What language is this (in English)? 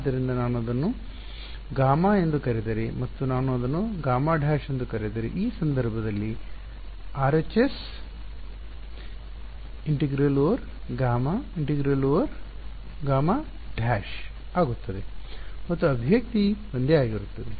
Kannada